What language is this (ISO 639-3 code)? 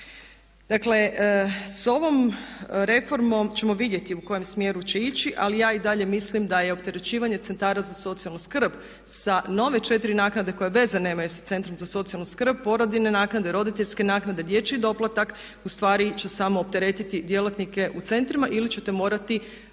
hrv